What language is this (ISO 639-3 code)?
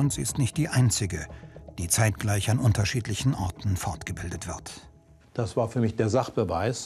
deu